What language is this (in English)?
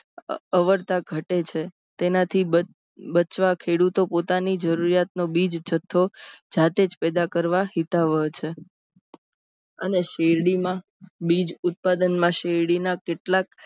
Gujarati